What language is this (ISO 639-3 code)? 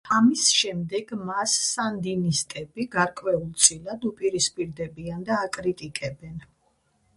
kat